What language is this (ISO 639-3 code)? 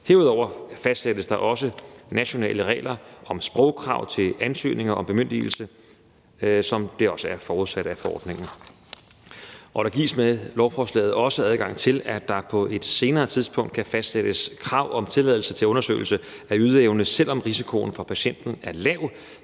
dan